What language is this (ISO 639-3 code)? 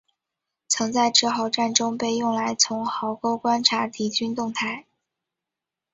zho